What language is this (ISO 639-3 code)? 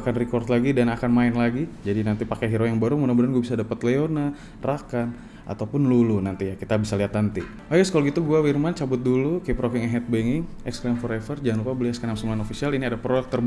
ind